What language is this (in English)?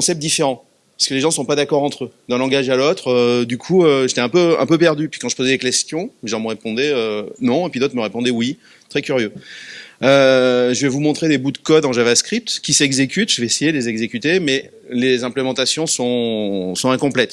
French